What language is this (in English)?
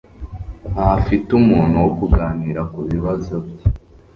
Kinyarwanda